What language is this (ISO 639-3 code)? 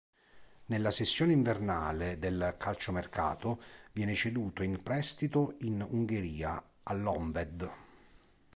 ita